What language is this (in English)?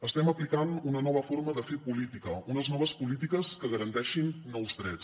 Catalan